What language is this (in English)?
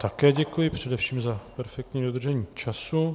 Czech